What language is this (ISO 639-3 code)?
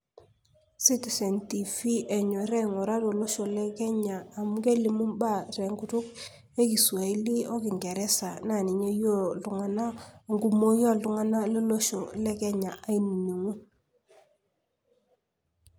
mas